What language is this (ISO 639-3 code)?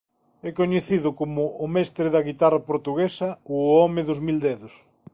glg